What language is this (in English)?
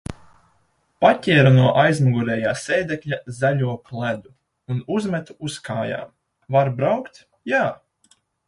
Latvian